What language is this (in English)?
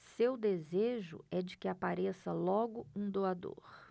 Portuguese